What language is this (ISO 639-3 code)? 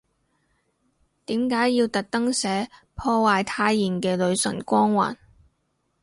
yue